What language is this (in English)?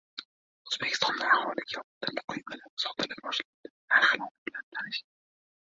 Uzbek